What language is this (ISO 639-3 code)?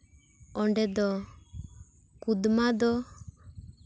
sat